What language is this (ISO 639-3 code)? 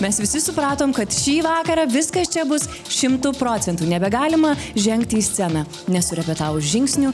lit